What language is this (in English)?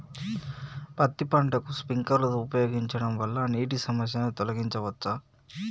Telugu